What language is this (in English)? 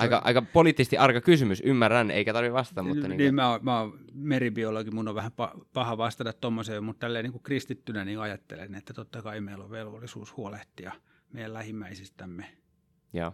Finnish